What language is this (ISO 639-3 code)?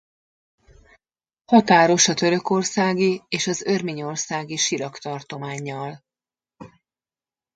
hun